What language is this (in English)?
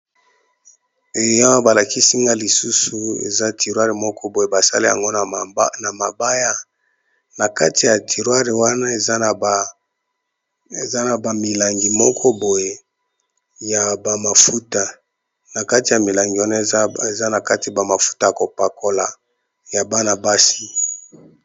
Lingala